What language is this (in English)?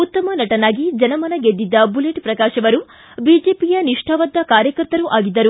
Kannada